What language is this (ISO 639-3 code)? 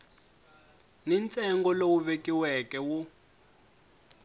tso